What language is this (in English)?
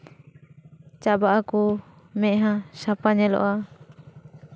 Santali